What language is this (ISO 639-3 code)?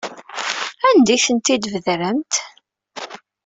kab